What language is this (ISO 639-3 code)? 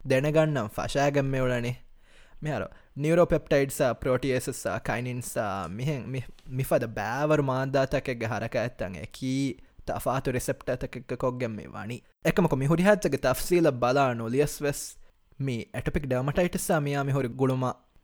tam